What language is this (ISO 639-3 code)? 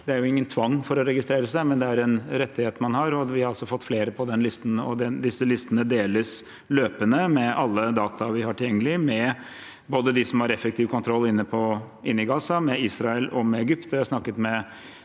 nor